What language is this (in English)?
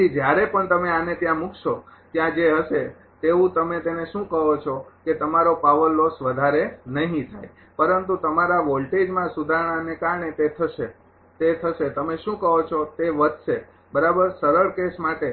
Gujarati